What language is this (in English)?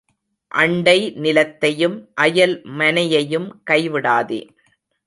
Tamil